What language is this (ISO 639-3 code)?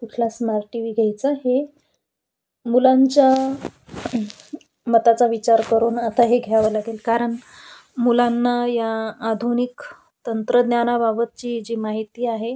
mar